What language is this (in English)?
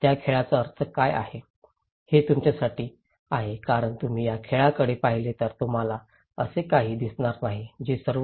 Marathi